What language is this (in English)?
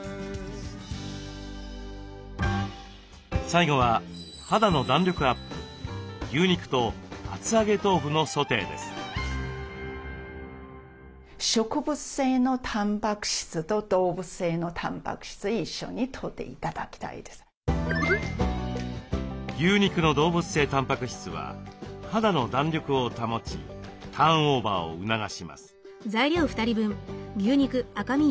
Japanese